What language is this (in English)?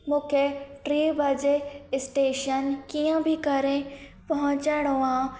Sindhi